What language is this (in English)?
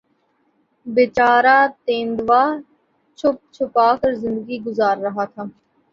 Urdu